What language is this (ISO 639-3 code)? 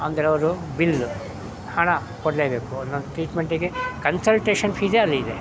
kan